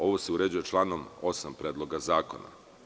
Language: Serbian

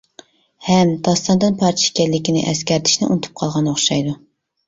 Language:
Uyghur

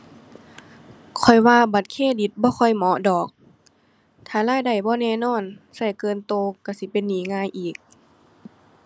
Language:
Thai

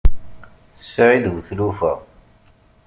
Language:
Kabyle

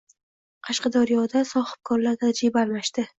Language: Uzbek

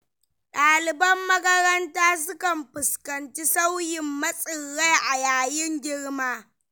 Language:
Hausa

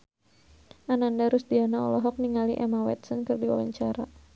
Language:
Sundanese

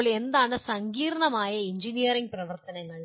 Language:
Malayalam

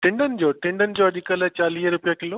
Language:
Sindhi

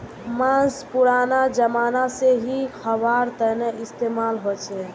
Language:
Magahi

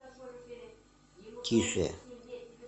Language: Russian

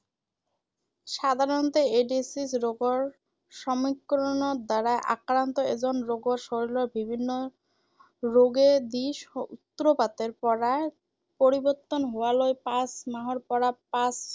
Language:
Assamese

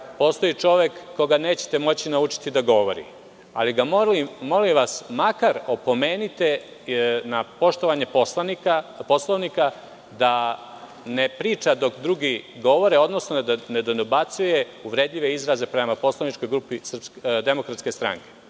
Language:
Serbian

